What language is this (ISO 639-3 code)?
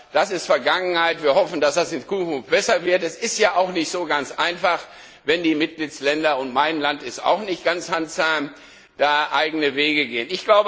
deu